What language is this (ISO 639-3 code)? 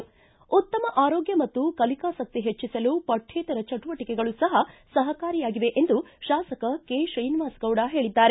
kan